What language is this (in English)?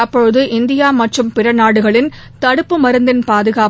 Tamil